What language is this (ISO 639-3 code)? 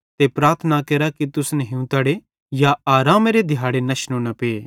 bhd